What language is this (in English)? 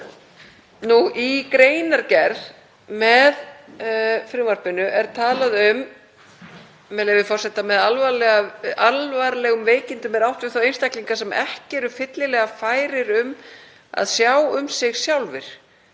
Icelandic